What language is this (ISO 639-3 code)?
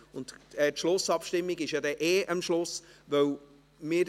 gsw